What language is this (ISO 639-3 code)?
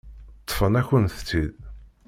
kab